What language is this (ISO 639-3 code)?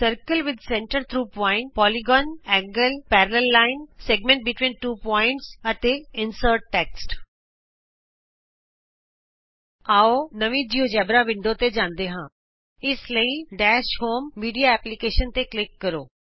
pan